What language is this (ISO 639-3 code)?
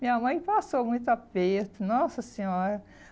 por